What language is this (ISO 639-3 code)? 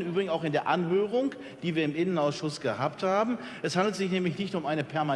deu